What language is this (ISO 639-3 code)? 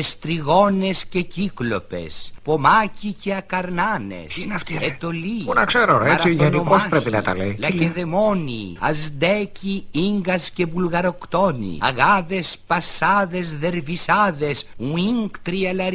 ell